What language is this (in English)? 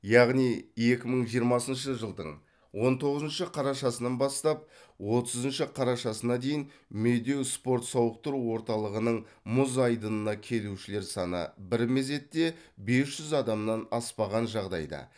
Kazakh